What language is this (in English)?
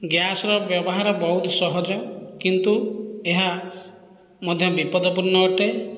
Odia